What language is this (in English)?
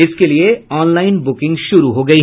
Hindi